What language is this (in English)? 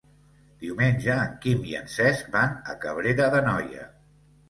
Catalan